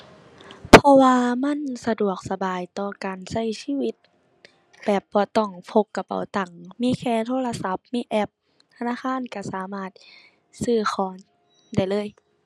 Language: Thai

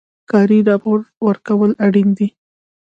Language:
Pashto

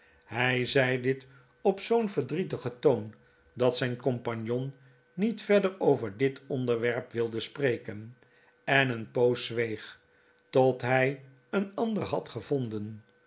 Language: Dutch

